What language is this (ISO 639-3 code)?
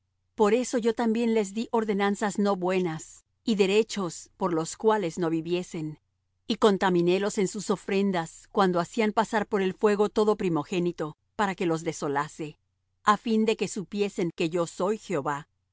spa